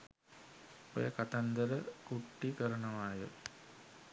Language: Sinhala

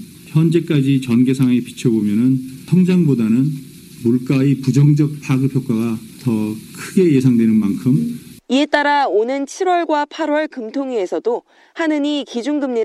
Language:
Korean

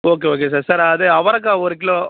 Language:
Tamil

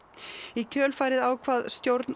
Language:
Icelandic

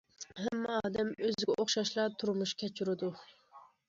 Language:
Uyghur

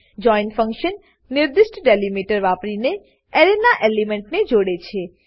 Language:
Gujarati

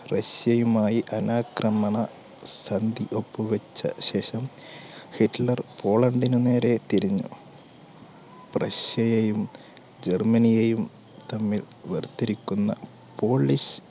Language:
Malayalam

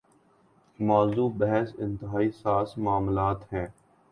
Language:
Urdu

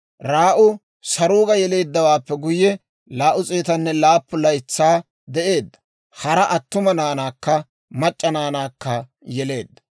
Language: Dawro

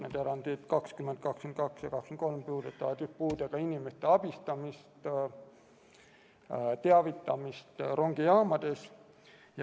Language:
Estonian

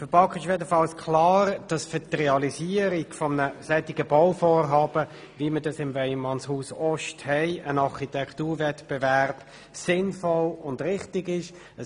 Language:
Swiss German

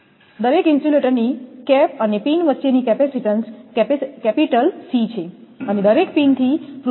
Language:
Gujarati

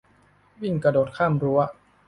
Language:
Thai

